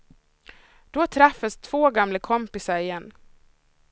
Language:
Swedish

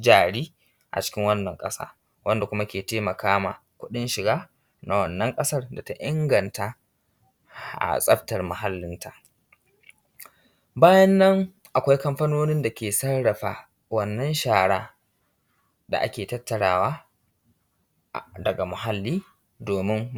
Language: Hausa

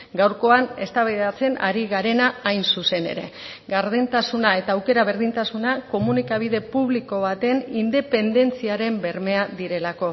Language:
Basque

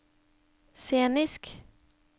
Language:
Norwegian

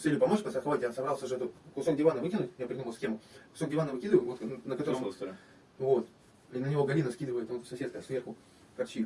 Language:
Russian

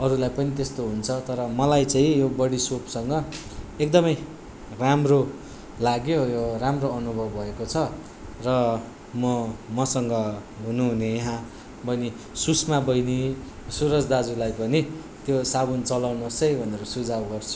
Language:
Nepali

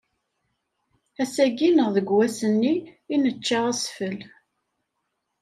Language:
Kabyle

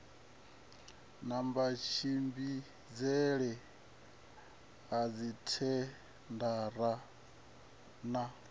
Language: Venda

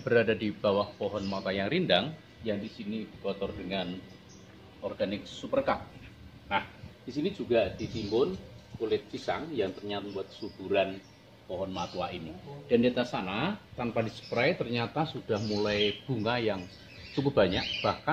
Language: Indonesian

